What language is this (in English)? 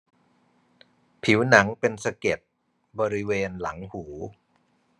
Thai